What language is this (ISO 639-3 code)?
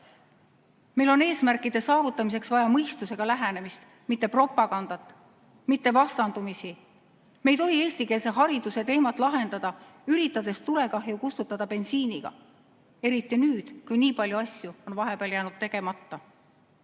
est